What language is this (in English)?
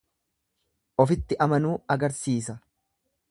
Oromo